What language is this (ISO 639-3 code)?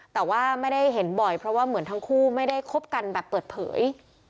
tha